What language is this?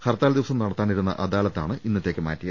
Malayalam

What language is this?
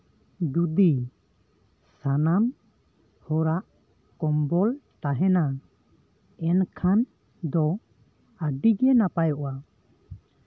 Santali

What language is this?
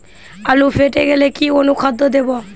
Bangla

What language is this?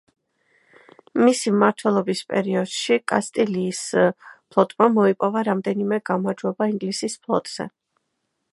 Georgian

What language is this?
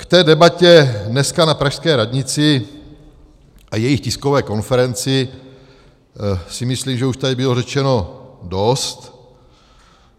Czech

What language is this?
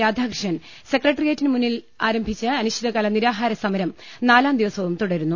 Malayalam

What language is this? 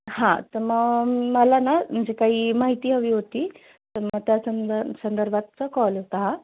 Marathi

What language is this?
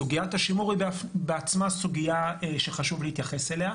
Hebrew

